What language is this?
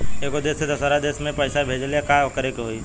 Bhojpuri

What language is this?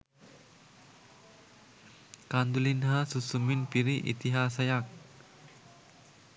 Sinhala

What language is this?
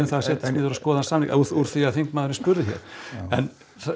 Icelandic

